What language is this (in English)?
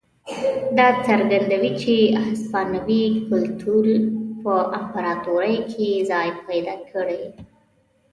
Pashto